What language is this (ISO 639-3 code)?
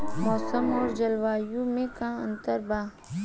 bho